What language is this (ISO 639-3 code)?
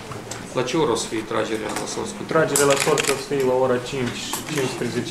ron